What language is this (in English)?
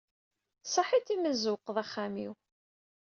Kabyle